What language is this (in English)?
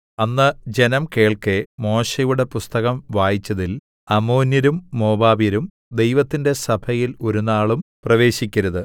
Malayalam